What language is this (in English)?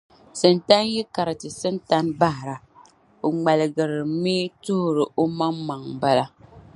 Dagbani